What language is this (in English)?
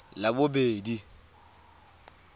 Tswana